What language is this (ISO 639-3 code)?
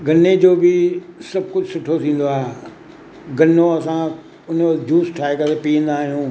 snd